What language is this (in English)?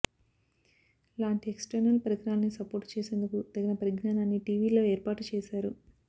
Telugu